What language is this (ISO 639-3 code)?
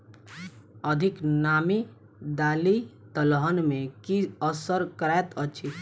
mai